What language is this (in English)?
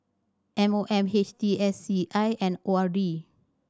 English